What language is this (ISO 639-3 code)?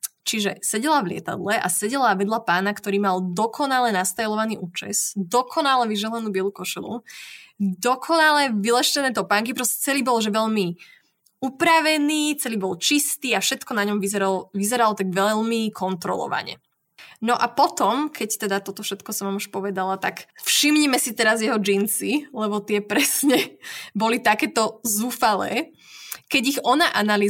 slk